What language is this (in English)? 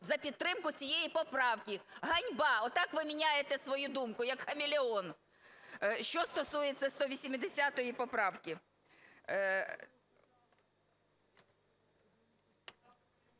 Ukrainian